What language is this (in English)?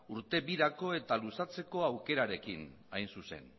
Basque